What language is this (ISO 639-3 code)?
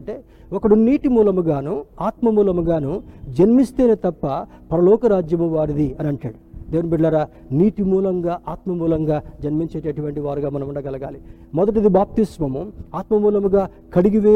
tel